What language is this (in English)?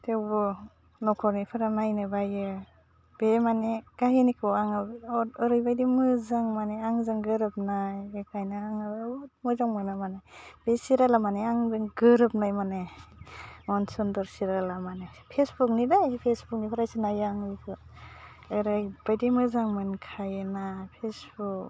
Bodo